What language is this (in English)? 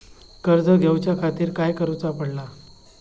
Marathi